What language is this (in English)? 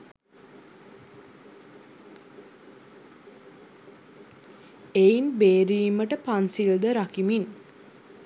Sinhala